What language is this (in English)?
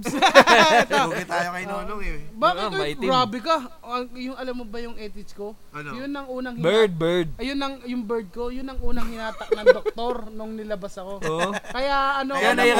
Filipino